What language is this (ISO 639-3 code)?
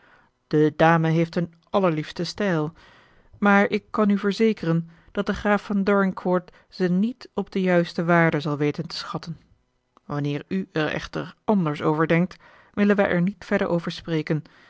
nld